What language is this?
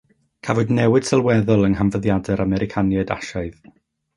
Welsh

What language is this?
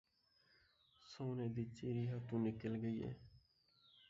Saraiki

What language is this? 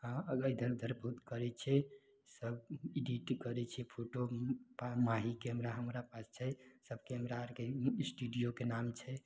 Maithili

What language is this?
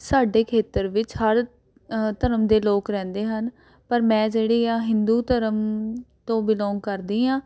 Punjabi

